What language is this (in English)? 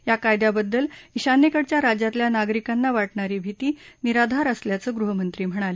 Marathi